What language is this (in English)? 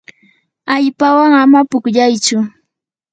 Yanahuanca Pasco Quechua